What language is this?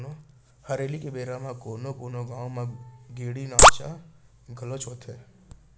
Chhattisgarhi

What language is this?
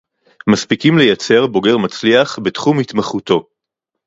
Hebrew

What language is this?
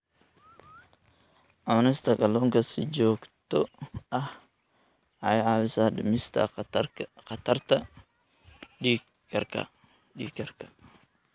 Somali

